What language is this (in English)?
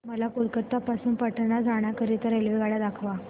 Marathi